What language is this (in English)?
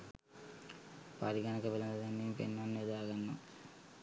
Sinhala